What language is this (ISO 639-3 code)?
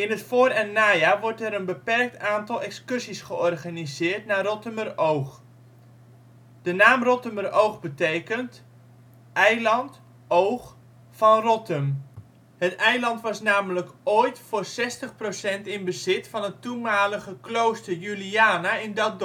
nld